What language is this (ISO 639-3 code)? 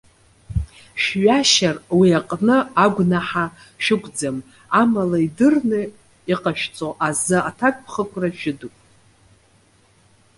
abk